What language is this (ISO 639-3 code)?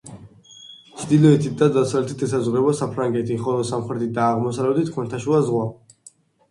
kat